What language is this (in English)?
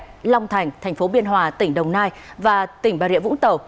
Vietnamese